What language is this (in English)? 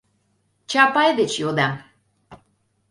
Mari